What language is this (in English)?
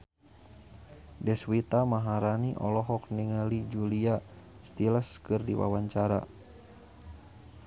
Sundanese